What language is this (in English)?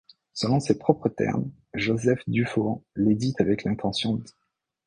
French